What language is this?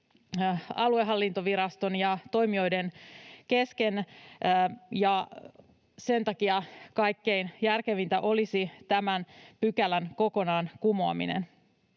Finnish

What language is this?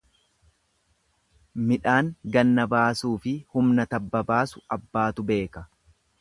Oromo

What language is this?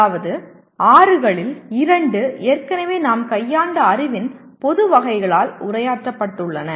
Tamil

